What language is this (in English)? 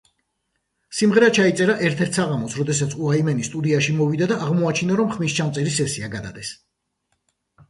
Georgian